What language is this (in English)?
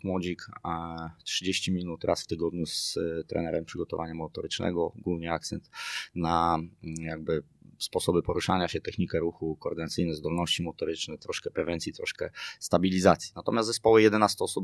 Polish